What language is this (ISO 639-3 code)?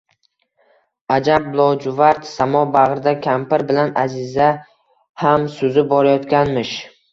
uzb